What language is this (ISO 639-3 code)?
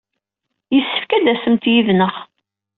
kab